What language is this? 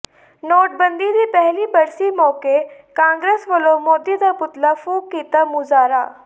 Punjabi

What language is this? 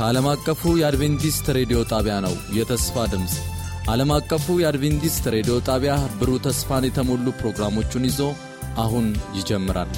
Amharic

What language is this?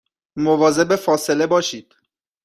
Persian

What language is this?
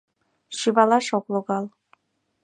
Mari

